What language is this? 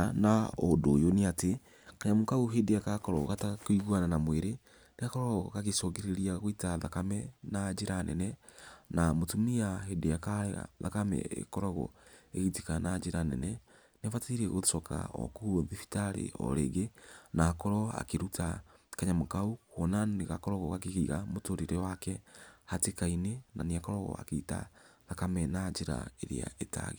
Kikuyu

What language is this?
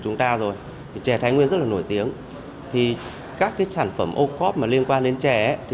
Vietnamese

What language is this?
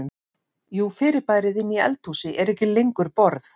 Icelandic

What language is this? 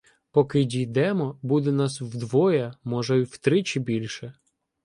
Ukrainian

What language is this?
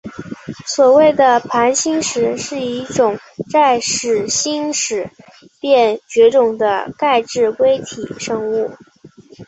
Chinese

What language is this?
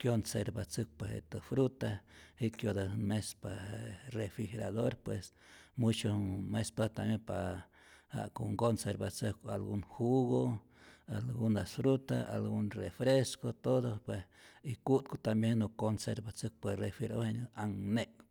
Rayón Zoque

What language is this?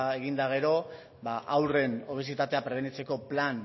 Basque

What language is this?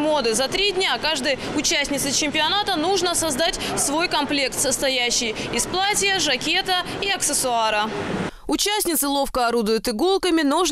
Russian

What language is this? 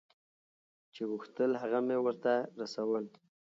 Pashto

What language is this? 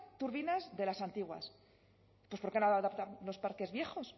Spanish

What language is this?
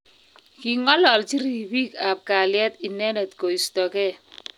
Kalenjin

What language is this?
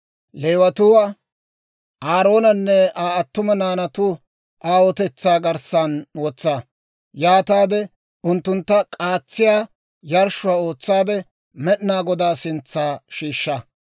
Dawro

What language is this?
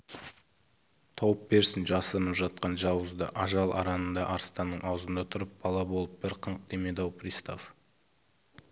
Kazakh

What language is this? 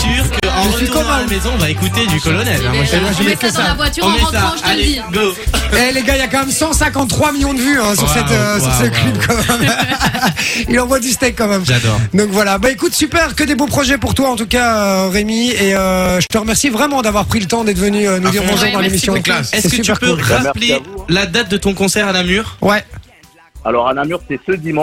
French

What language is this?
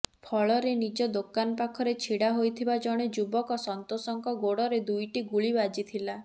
Odia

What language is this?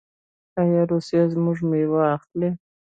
Pashto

